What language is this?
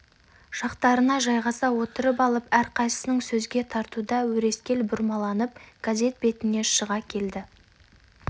Kazakh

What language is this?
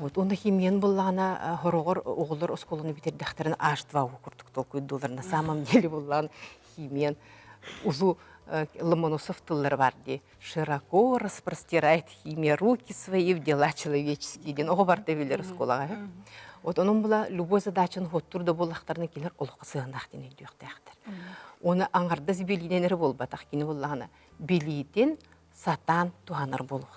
Turkish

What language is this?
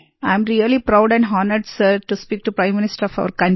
Hindi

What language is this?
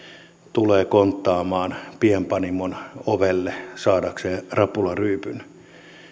Finnish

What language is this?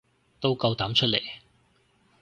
Cantonese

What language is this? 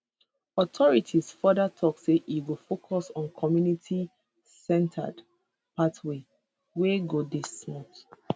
Nigerian Pidgin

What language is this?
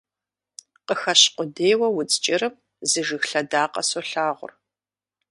Kabardian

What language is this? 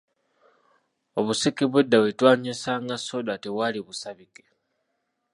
Ganda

